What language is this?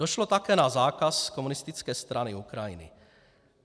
Czech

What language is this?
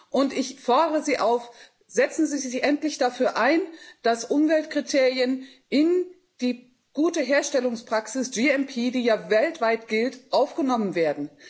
German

